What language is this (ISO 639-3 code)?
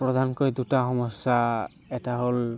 asm